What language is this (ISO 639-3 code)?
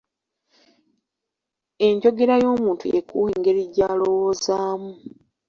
lug